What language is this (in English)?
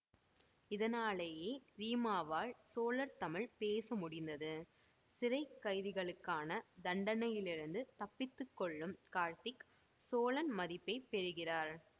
Tamil